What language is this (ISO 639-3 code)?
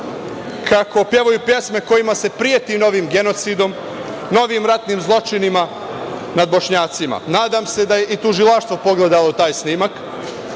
srp